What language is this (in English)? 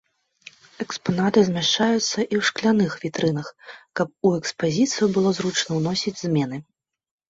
Belarusian